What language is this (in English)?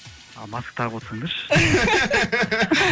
Kazakh